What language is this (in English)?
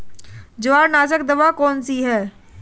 Hindi